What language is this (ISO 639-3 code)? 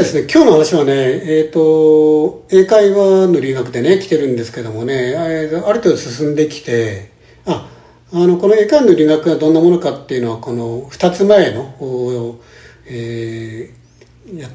jpn